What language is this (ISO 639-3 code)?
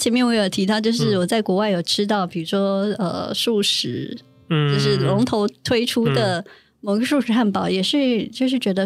zho